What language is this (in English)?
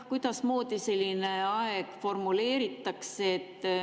Estonian